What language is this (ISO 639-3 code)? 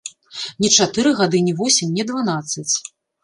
bel